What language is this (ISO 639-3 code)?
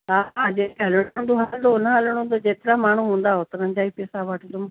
snd